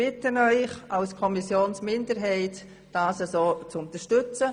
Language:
Swiss German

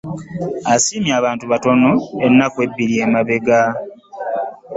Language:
Ganda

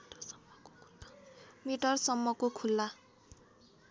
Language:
Nepali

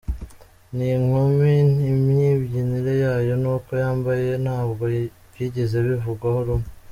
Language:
Kinyarwanda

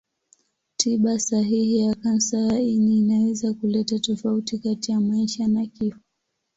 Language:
Swahili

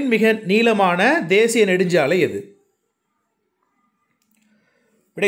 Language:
Hindi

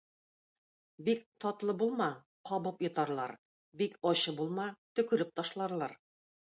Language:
Tatar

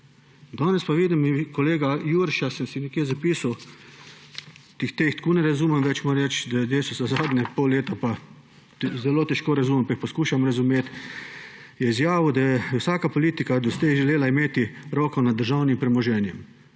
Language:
Slovenian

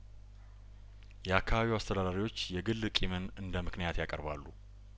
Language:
Amharic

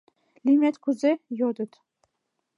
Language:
Mari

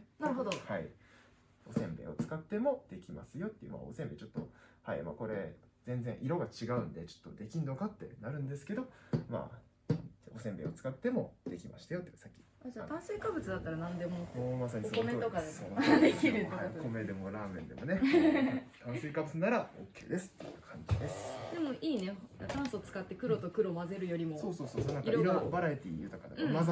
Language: Japanese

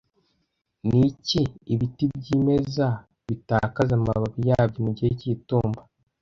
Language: Kinyarwanda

